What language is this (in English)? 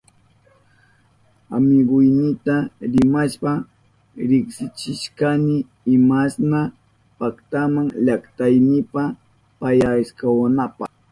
Southern Pastaza Quechua